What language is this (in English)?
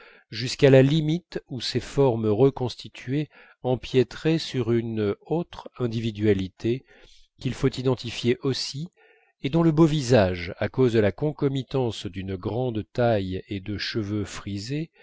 French